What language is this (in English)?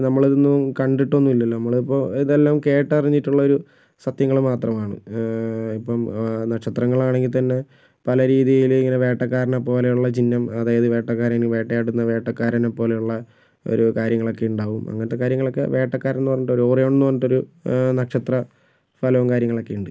Malayalam